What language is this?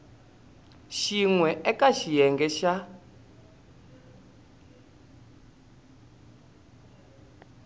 Tsonga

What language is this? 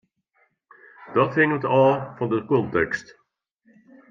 Western Frisian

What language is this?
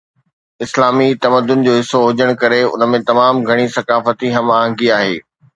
Sindhi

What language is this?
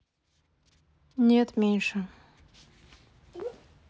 Russian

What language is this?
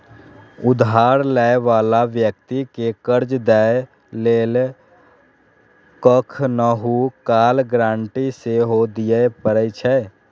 Maithili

